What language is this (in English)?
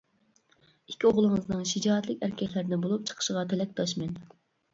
Uyghur